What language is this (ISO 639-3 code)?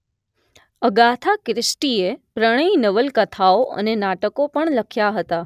guj